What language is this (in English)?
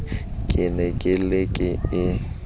Southern Sotho